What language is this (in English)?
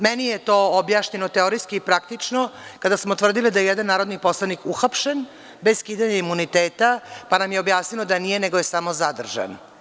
Serbian